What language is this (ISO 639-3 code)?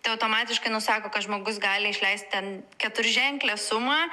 lit